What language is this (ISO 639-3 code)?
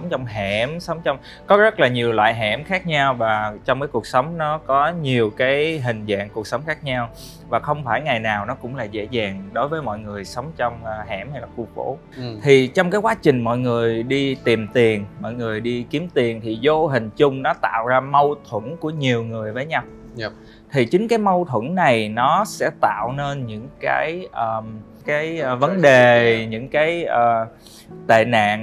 vie